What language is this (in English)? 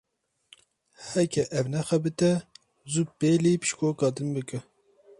Kurdish